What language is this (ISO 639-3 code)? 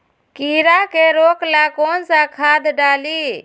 mag